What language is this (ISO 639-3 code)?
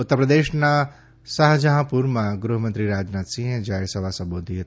guj